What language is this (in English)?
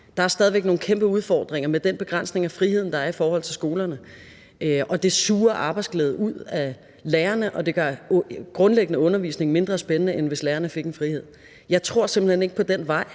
Danish